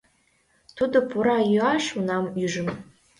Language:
Mari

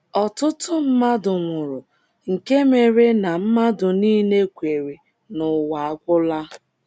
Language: Igbo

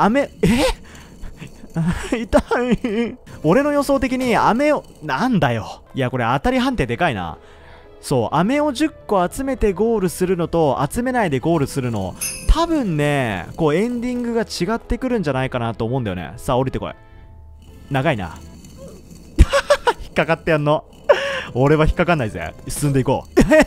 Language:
Japanese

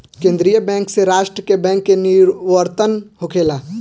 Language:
Bhojpuri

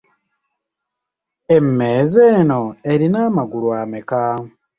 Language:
Ganda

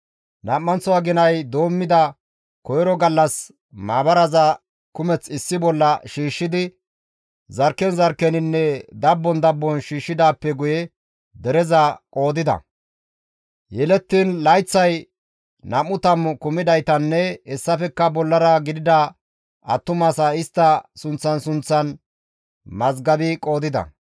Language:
Gamo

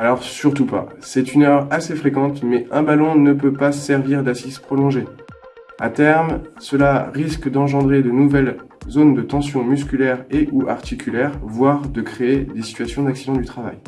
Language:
French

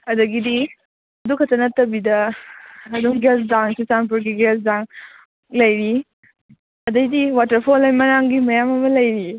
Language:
Manipuri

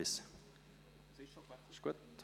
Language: Swiss German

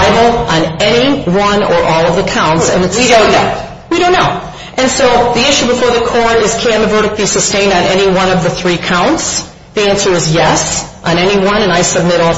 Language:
English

